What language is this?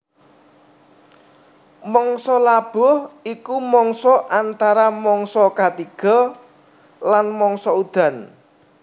Javanese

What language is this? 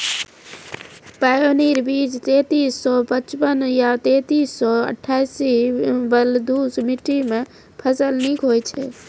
Maithili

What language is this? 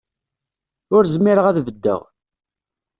Kabyle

